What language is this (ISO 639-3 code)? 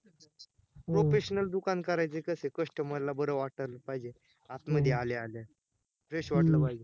mar